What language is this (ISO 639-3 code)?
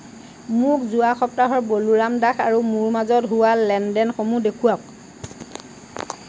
asm